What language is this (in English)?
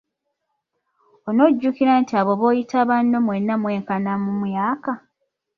Ganda